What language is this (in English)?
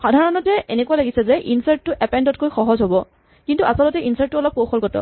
Assamese